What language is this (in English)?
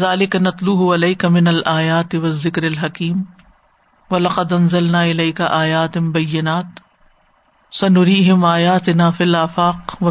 Urdu